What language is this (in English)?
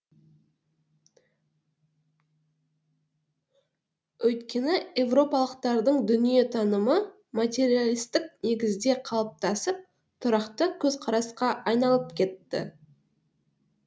Kazakh